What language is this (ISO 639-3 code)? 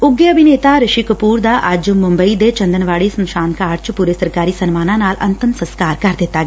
pan